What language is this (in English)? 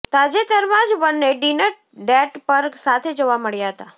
Gujarati